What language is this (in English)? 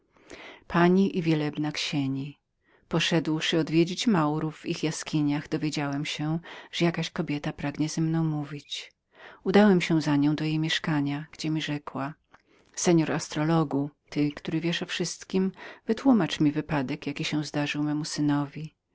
Polish